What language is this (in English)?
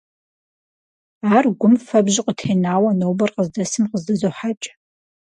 Kabardian